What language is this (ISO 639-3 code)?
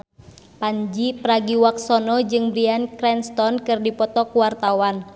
sun